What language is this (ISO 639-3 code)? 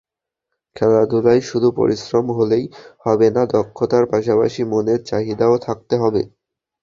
ben